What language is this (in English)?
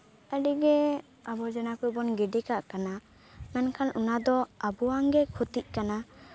Santali